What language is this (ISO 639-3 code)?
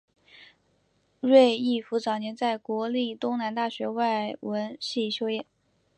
zho